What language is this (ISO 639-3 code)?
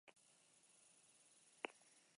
eus